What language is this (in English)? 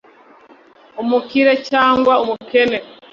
Kinyarwanda